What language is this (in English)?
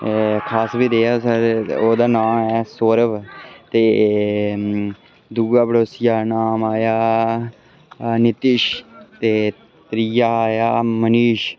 Dogri